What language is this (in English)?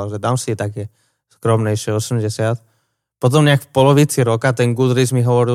Slovak